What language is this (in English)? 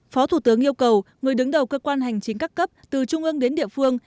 Vietnamese